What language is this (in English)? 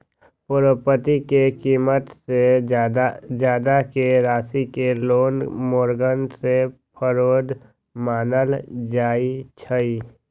Magahi